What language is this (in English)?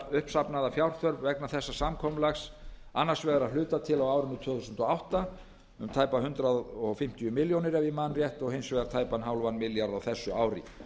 Icelandic